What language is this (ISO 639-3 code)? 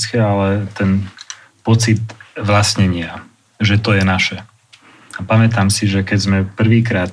slk